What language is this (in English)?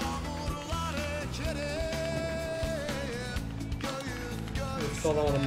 Turkish